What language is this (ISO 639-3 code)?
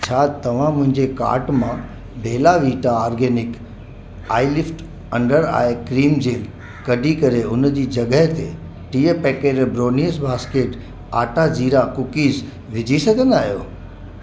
snd